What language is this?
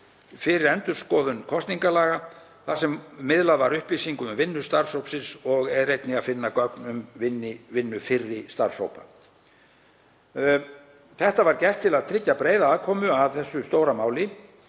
Icelandic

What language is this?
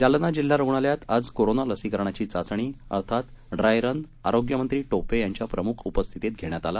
Marathi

